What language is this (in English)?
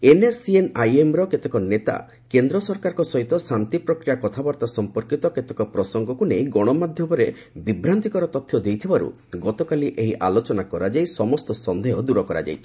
Odia